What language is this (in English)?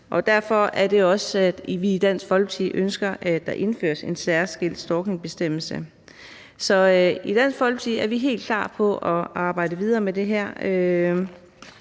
Danish